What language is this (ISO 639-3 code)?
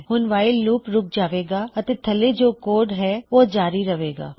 pan